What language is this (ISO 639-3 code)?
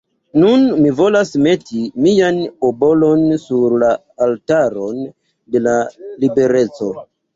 epo